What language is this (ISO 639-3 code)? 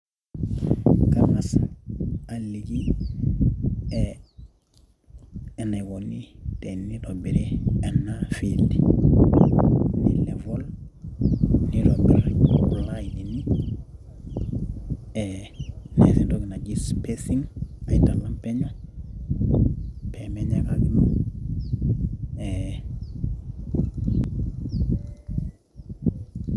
mas